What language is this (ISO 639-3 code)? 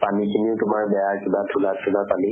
asm